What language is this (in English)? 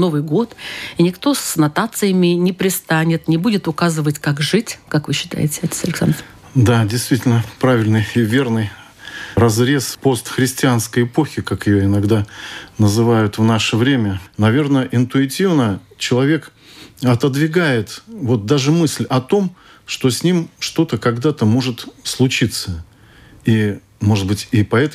Russian